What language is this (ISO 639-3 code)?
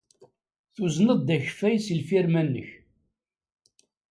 kab